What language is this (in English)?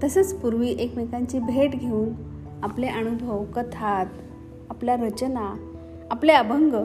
Marathi